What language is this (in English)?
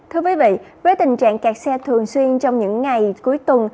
Vietnamese